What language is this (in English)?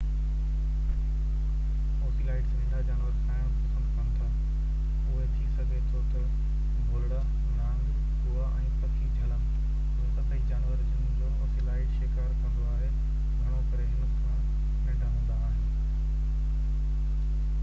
Sindhi